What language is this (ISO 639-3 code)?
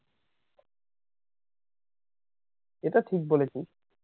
ben